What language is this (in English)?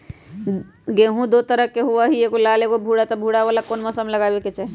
Magahi